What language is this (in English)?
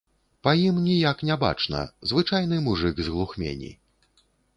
Belarusian